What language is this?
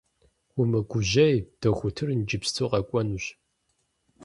Kabardian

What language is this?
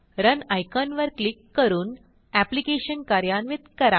Marathi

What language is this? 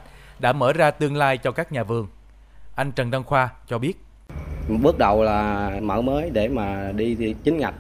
Vietnamese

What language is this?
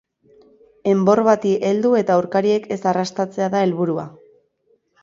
Basque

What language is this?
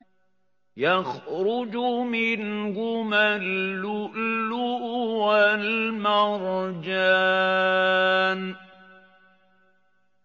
Arabic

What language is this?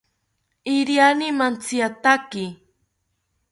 South Ucayali Ashéninka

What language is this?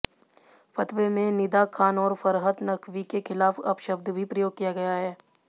Hindi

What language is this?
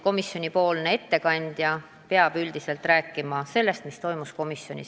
Estonian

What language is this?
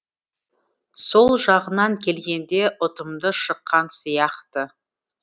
Kazakh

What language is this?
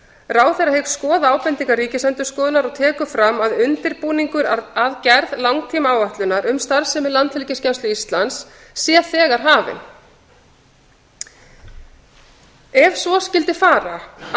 Icelandic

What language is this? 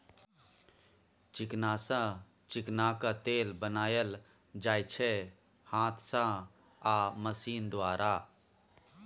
Maithili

